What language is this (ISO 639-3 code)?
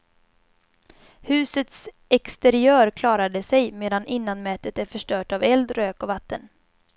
swe